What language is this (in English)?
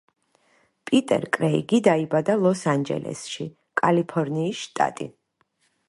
Georgian